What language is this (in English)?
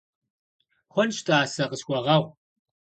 Kabardian